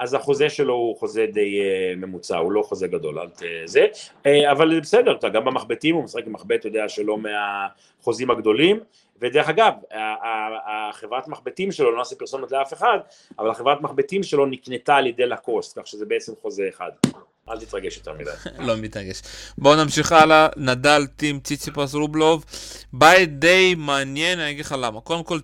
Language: Hebrew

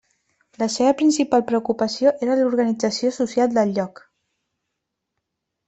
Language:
Catalan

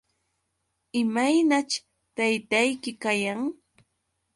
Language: Yauyos Quechua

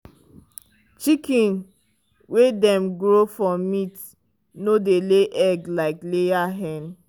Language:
Nigerian Pidgin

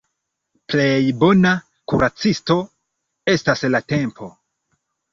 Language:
Esperanto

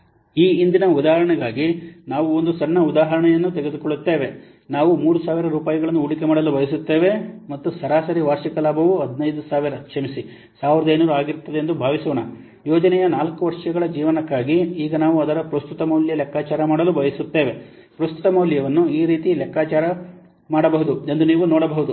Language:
Kannada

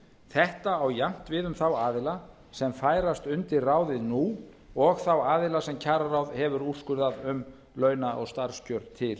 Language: Icelandic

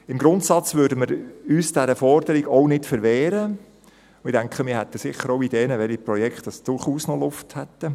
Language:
Swiss German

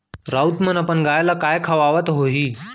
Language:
Chhattisgarhi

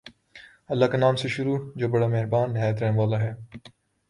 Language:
Urdu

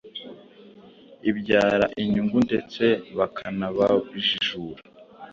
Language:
Kinyarwanda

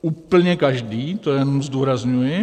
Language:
Czech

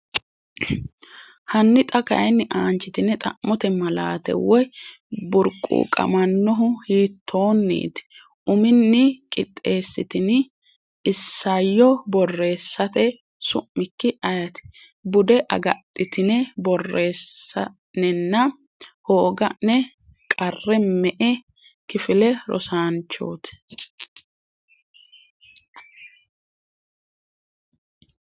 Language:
Sidamo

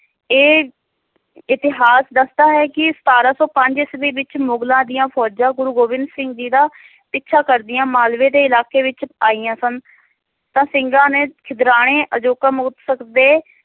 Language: Punjabi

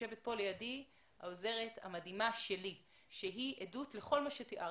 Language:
Hebrew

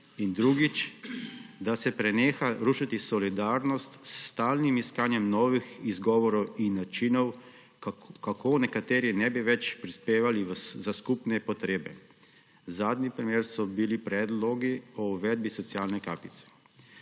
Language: Slovenian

